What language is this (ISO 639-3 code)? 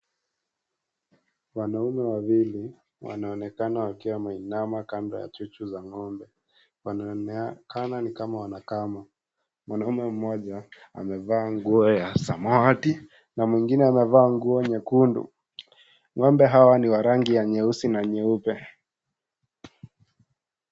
swa